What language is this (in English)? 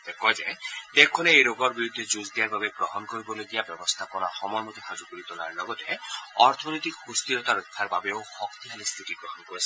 Assamese